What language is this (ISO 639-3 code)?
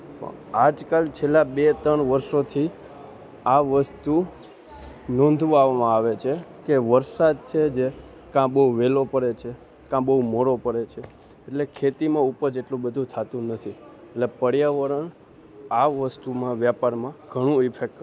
guj